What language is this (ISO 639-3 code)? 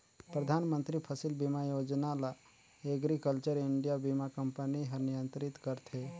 hne